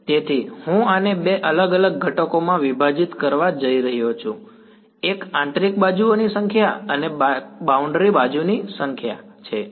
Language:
Gujarati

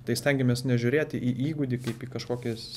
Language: Lithuanian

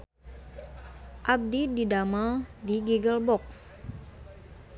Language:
Sundanese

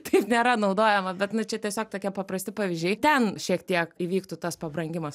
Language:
Lithuanian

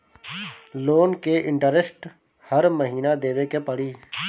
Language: Bhojpuri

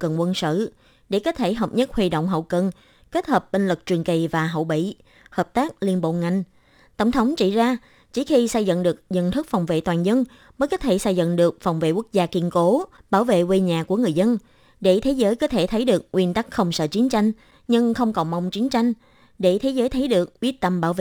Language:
Vietnamese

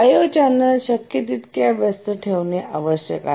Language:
Marathi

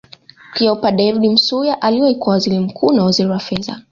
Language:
Swahili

